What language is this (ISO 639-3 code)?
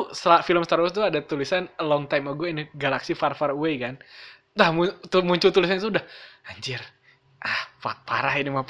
ind